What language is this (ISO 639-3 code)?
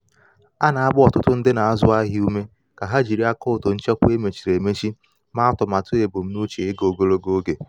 ibo